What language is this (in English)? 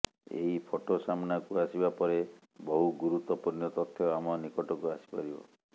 Odia